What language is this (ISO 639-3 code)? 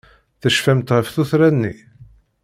kab